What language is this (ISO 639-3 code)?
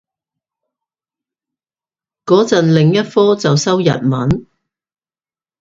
yue